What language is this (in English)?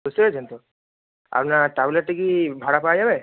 Bangla